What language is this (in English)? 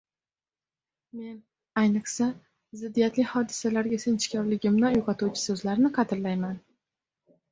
Uzbek